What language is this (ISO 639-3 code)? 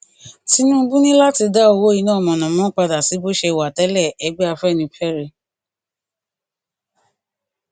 yor